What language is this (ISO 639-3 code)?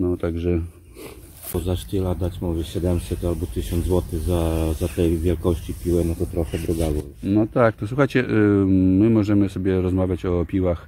pol